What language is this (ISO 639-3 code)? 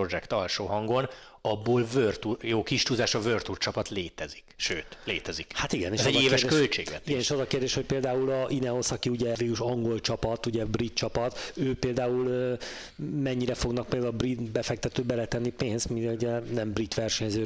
hun